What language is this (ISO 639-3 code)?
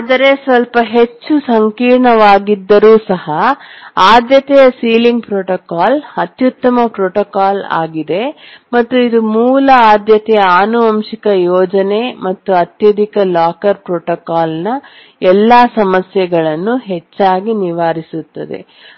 kan